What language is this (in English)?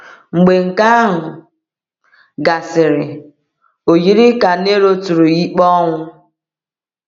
Igbo